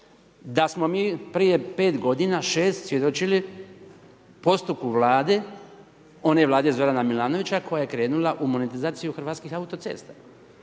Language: Croatian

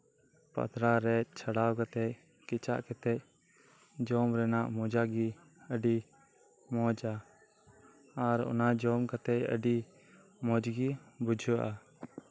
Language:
Santali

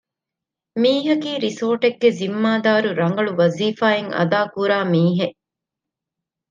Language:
Divehi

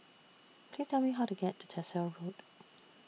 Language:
English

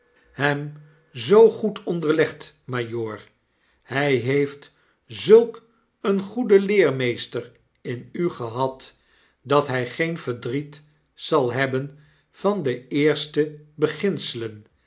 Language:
Dutch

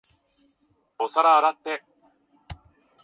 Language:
Japanese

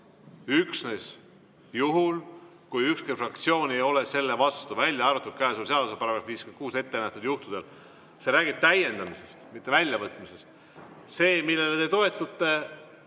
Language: Estonian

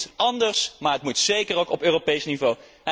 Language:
Dutch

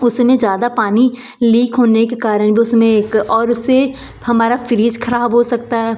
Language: Hindi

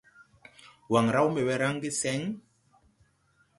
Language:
Tupuri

